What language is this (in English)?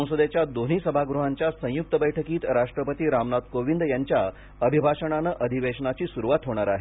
Marathi